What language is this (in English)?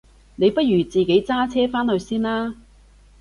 Cantonese